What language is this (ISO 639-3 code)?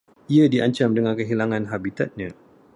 msa